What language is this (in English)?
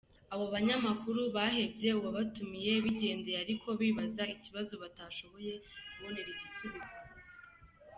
Kinyarwanda